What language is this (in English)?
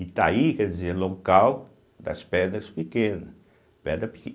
Portuguese